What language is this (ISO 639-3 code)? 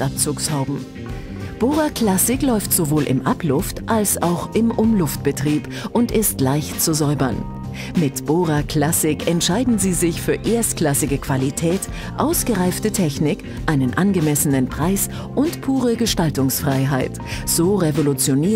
deu